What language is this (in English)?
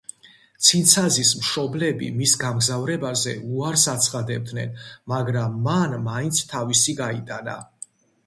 Georgian